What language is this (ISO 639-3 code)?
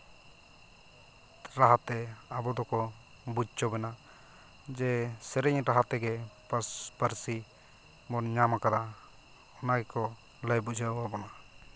sat